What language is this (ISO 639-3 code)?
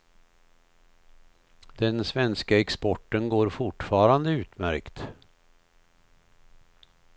swe